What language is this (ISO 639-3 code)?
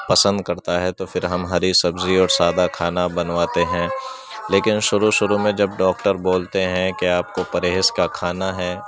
urd